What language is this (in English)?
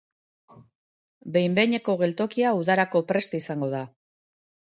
Basque